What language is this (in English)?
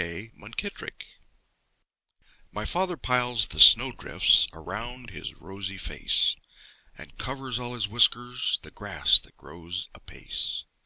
English